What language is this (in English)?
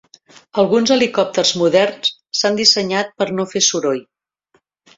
Catalan